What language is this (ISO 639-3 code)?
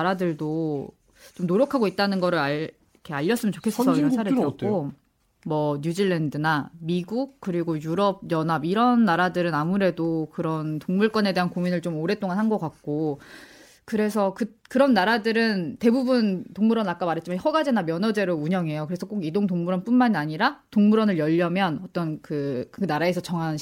kor